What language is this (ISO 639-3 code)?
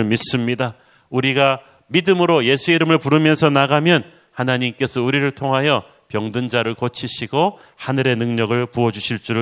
kor